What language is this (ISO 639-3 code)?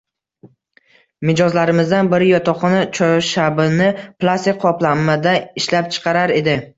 uzb